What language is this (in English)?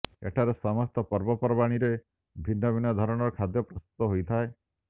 Odia